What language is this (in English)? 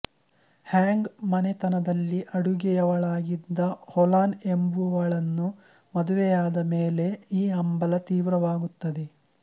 Kannada